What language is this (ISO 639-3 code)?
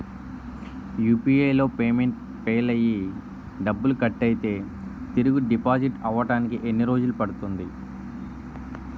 tel